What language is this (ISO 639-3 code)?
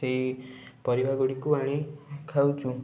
ori